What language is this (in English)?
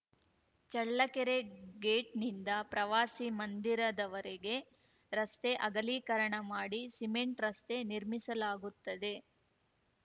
Kannada